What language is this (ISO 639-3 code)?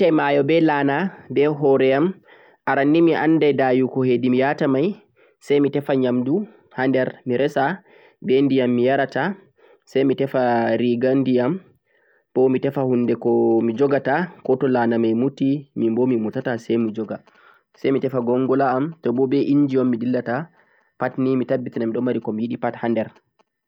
fuq